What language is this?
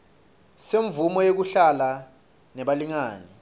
Swati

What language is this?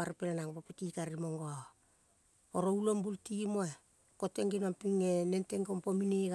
Kol (Papua New Guinea)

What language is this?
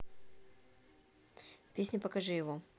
Russian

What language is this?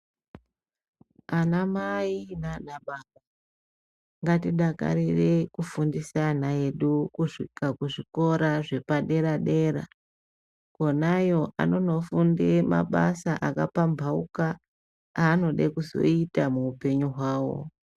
Ndau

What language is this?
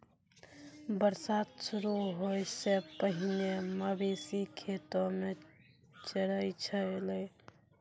Maithili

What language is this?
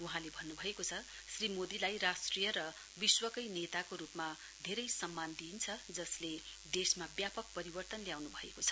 Nepali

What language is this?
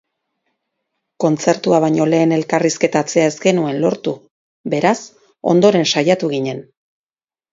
Basque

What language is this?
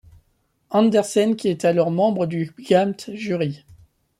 French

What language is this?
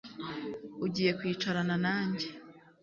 Kinyarwanda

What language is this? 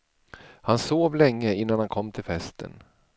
Swedish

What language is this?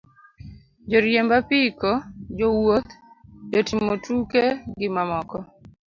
Luo (Kenya and Tanzania)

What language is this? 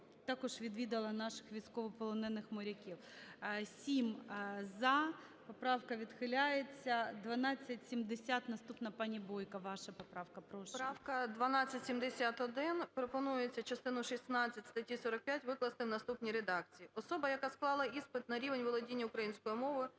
Ukrainian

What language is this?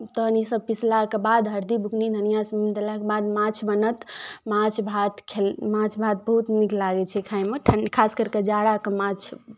Maithili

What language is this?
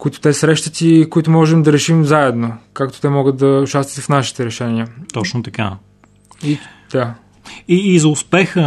Bulgarian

